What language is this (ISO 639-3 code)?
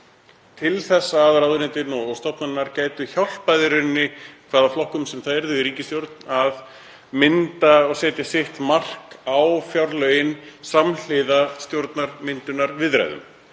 isl